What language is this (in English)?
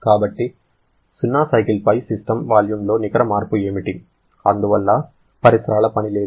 Telugu